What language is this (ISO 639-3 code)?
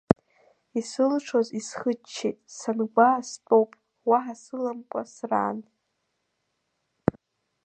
abk